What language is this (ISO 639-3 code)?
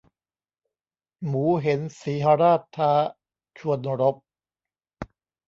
tha